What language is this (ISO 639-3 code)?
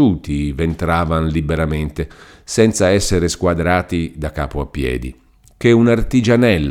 ita